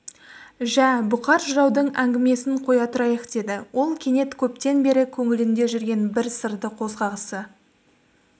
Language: Kazakh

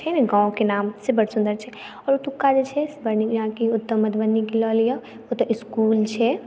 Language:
Maithili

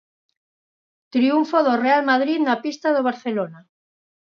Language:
Galician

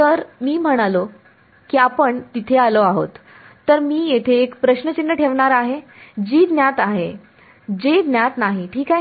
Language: Marathi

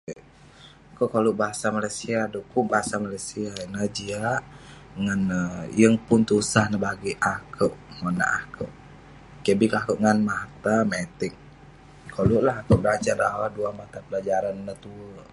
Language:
Western Penan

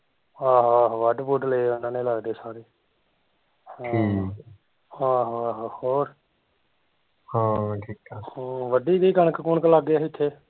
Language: Punjabi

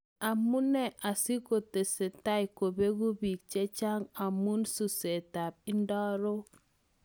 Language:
Kalenjin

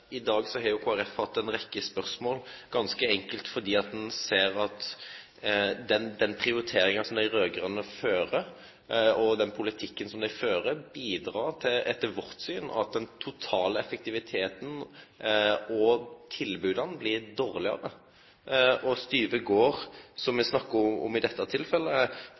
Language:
Norwegian Nynorsk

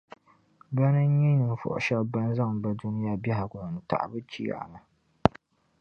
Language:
Dagbani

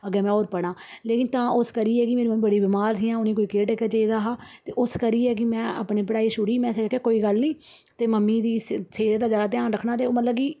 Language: Dogri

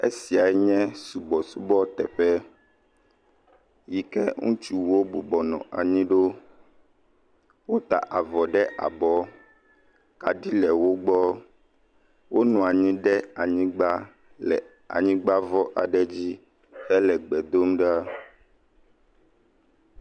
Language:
Ewe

